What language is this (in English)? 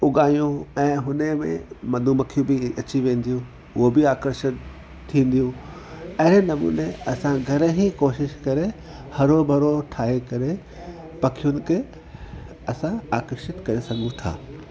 Sindhi